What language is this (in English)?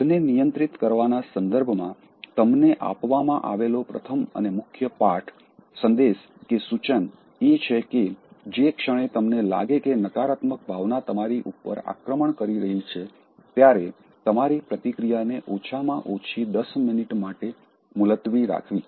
Gujarati